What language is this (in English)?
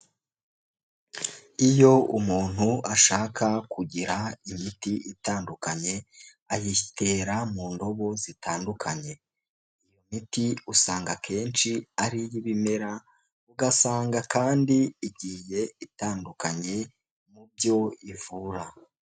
Kinyarwanda